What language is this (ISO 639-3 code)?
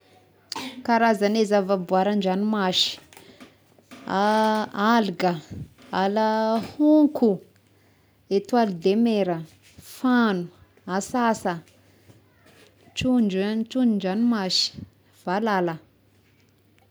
tkg